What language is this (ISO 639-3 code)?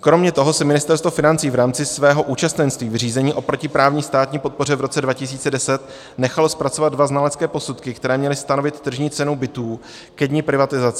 ces